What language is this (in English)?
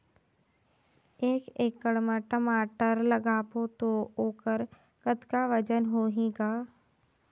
Chhattisgarhi